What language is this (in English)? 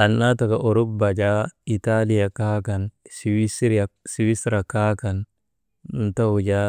Maba